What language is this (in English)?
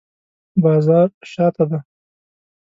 Pashto